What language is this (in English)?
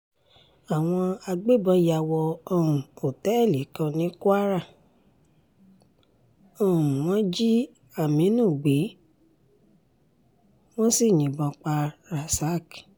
Yoruba